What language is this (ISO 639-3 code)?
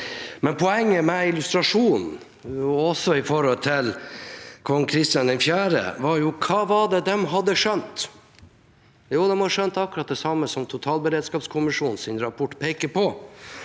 nor